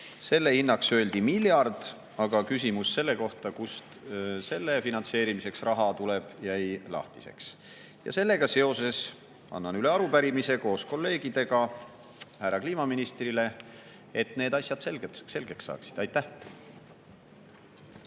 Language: Estonian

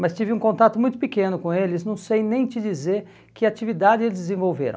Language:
Portuguese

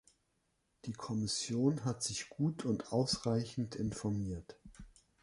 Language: German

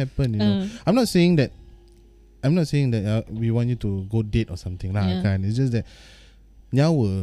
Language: Malay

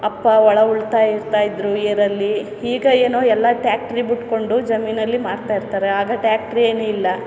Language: Kannada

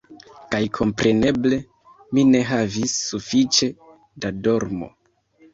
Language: Esperanto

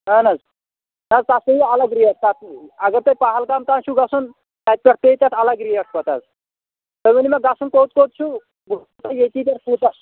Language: Kashmiri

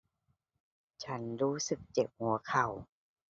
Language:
Thai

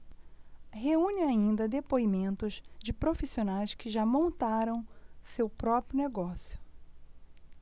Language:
Portuguese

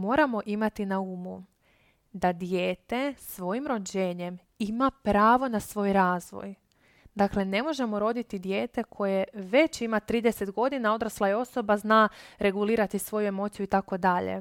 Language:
Croatian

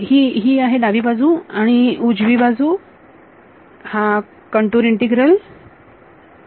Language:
Marathi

